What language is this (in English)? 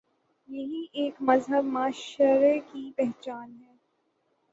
Urdu